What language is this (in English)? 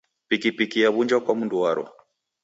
Taita